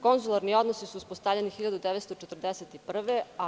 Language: Serbian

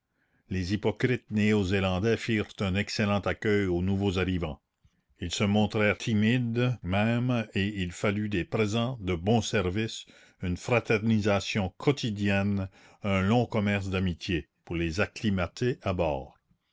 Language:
French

